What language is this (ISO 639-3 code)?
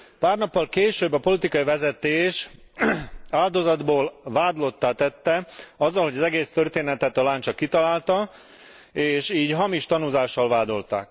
hun